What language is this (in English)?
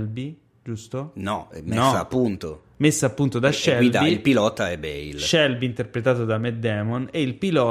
Italian